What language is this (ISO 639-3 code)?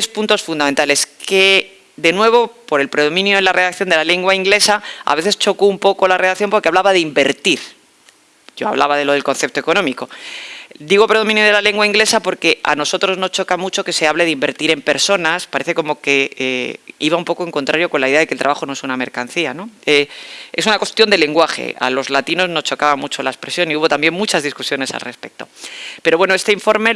spa